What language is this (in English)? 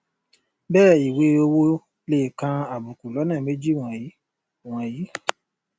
Yoruba